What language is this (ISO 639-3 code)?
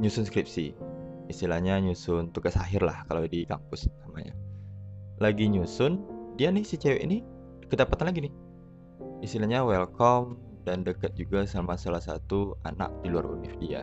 ind